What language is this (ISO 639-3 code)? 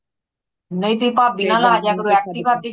pan